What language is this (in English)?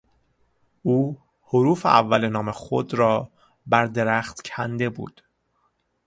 Persian